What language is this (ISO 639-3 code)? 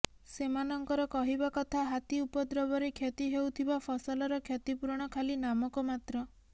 ori